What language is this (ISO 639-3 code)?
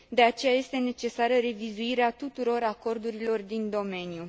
ron